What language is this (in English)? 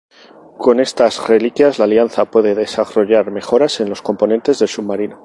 Spanish